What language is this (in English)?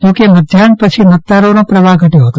Gujarati